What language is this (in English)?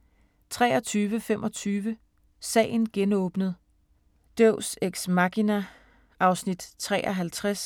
Danish